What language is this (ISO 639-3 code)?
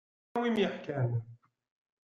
kab